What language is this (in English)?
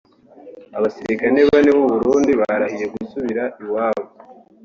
Kinyarwanda